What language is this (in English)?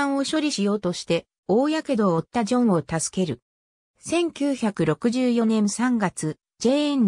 Japanese